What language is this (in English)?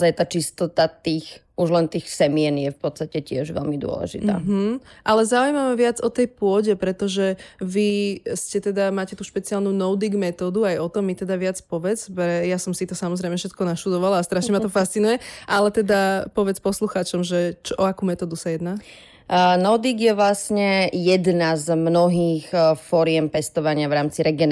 Slovak